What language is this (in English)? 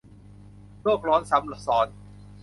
Thai